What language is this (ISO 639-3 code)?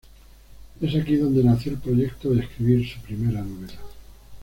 spa